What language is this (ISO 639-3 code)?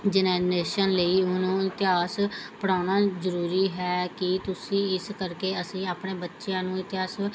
pan